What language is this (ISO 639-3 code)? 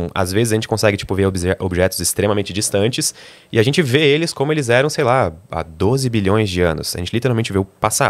por